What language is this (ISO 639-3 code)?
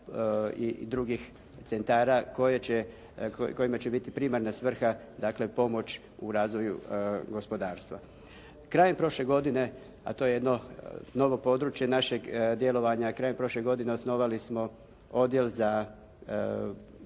hrv